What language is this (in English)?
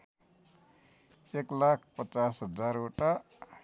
Nepali